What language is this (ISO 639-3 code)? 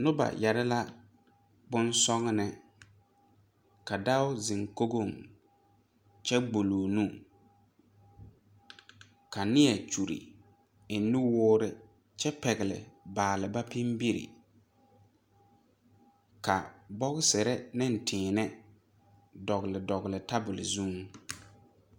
dga